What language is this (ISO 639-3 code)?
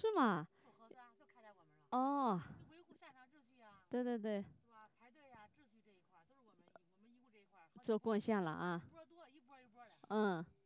zho